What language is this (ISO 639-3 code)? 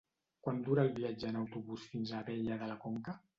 cat